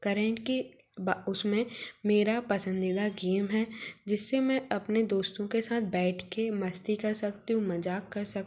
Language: Hindi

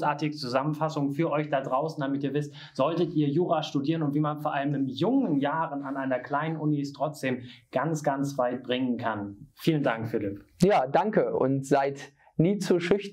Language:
German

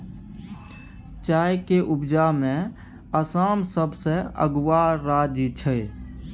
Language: Maithili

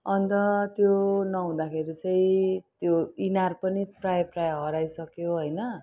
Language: Nepali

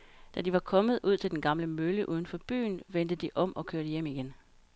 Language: Danish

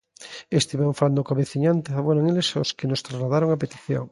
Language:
Galician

